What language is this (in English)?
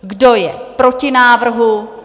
Czech